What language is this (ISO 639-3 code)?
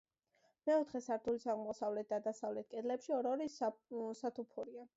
kat